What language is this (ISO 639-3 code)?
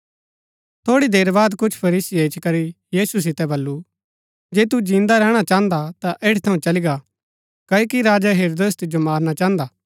gbk